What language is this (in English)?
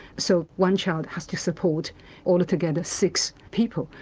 English